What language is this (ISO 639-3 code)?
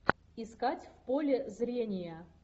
rus